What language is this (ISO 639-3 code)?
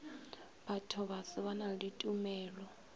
nso